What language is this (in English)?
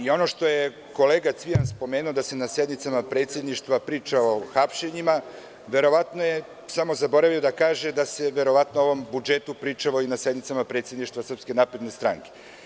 Serbian